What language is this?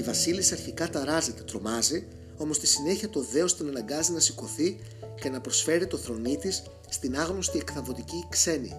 Greek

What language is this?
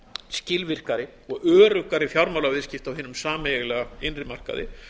Icelandic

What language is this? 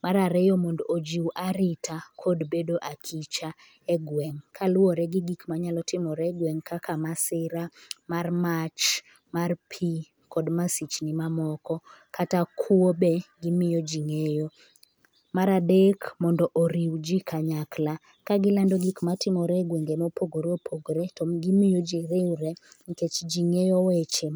Luo (Kenya and Tanzania)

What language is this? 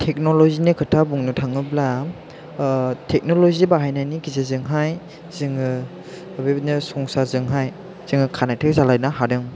Bodo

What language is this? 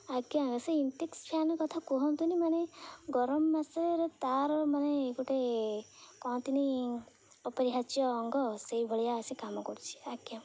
Odia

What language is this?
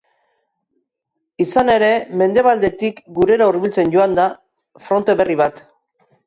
Basque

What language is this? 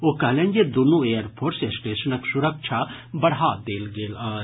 Maithili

